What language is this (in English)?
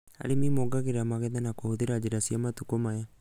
Kikuyu